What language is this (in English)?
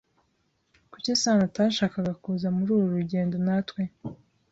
Kinyarwanda